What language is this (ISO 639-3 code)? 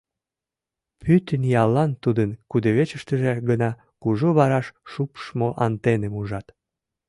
chm